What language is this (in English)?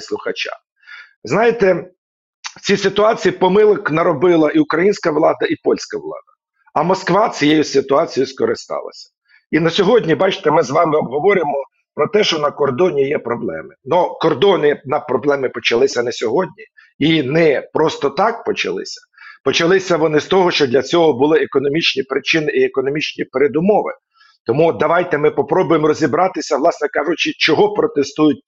Ukrainian